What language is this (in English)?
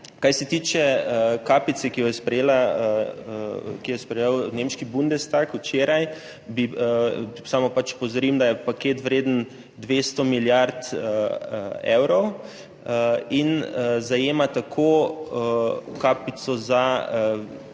Slovenian